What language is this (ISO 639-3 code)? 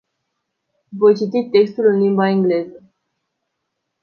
ron